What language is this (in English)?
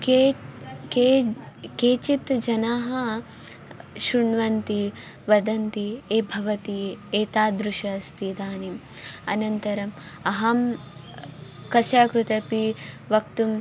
Sanskrit